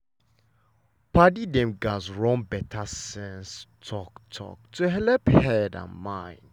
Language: Nigerian Pidgin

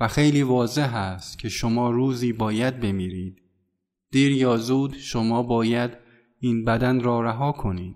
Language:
Persian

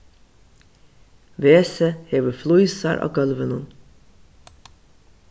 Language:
Faroese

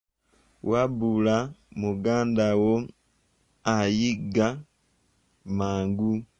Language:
Ganda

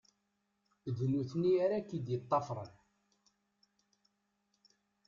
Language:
Kabyle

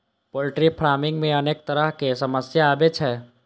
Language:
Maithili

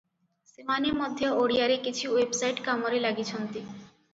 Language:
Odia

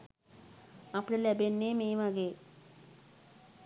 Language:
Sinhala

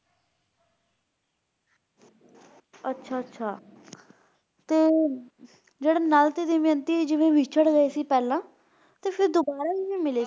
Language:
Punjabi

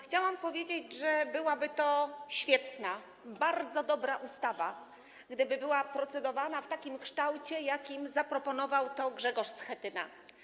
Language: Polish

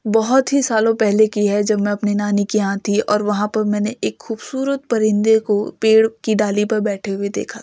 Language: Urdu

